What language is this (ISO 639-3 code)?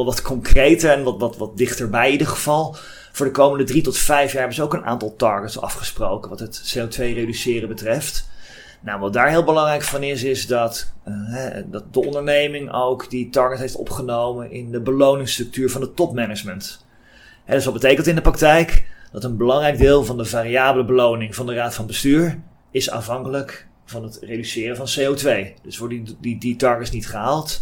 nld